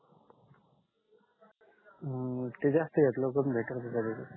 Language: Marathi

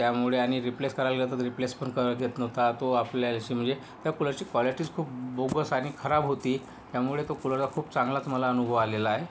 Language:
Marathi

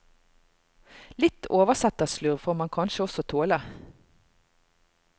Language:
Norwegian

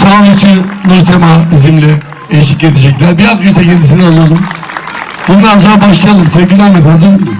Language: Turkish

